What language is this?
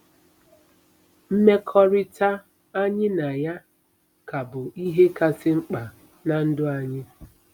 Igbo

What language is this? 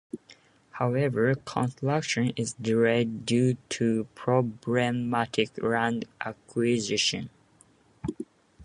English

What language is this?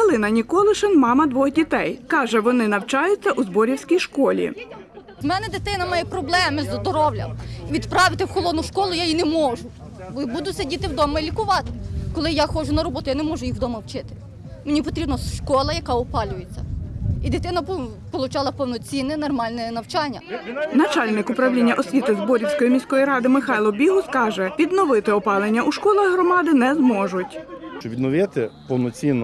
Ukrainian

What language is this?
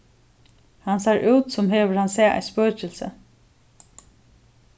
Faroese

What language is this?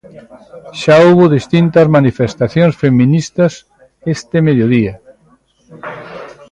Galician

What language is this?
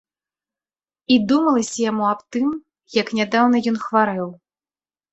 Belarusian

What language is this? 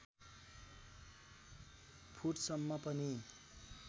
Nepali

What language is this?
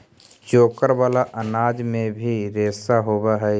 Magahi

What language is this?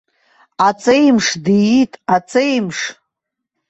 Abkhazian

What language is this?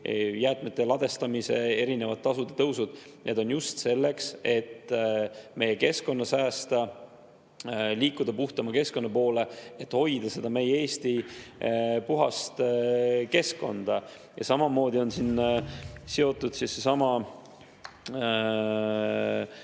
Estonian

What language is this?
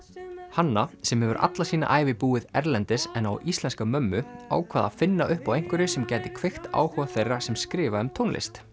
Icelandic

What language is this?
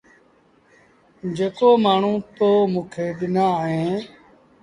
Sindhi Bhil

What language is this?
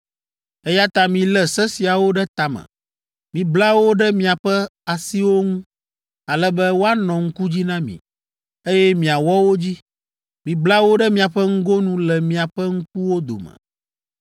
Ewe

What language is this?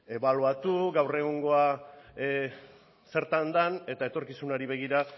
Basque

